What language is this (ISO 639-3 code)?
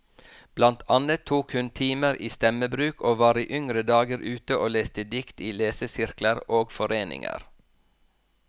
nor